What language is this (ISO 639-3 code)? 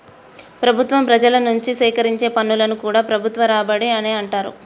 tel